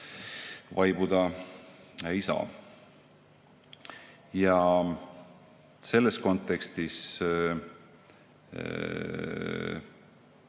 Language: Estonian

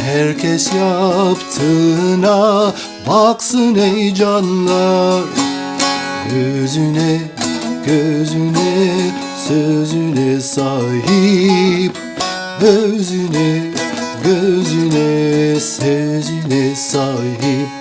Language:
Turkish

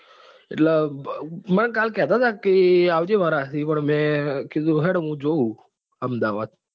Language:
Gujarati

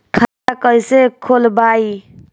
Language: Bhojpuri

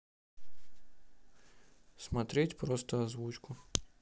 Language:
Russian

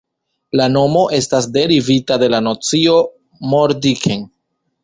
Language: Esperanto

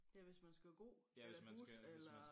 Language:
Danish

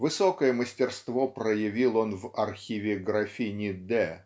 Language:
Russian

